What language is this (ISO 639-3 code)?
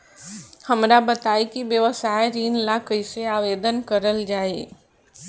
bho